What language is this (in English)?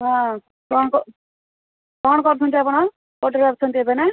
Odia